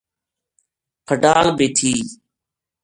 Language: Gujari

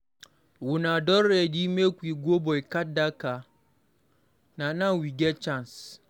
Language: Nigerian Pidgin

